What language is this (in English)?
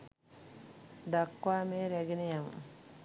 Sinhala